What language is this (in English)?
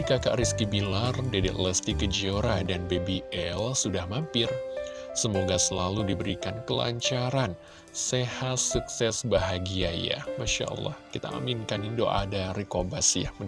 Indonesian